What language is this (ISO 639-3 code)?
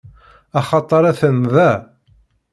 kab